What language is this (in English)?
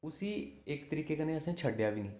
Dogri